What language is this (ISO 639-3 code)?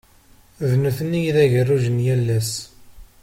kab